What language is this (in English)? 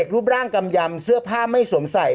Thai